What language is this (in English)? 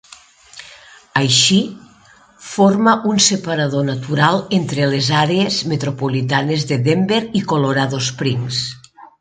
Catalan